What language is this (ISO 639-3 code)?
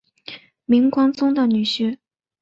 zho